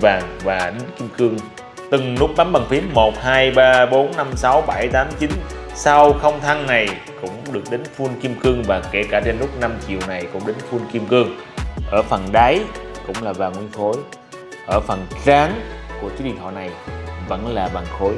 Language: Vietnamese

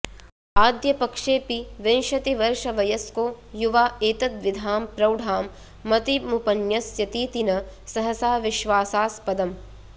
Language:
Sanskrit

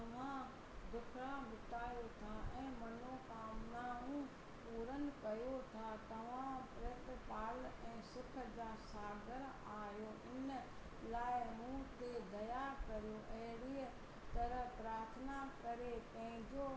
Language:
Sindhi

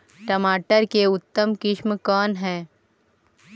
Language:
Magahi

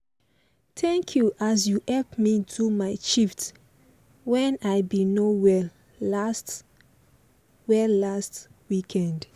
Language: Nigerian Pidgin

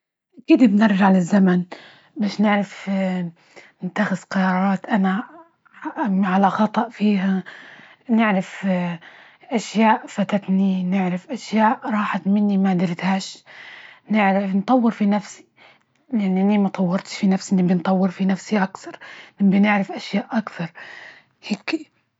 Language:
Libyan Arabic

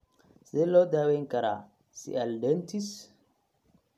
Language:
Somali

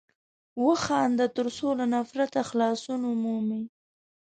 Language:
Pashto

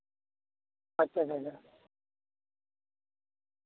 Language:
Santali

